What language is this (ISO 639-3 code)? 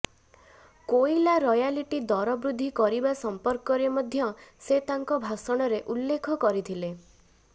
ori